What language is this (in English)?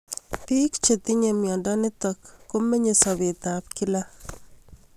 Kalenjin